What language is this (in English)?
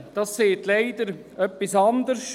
Swiss German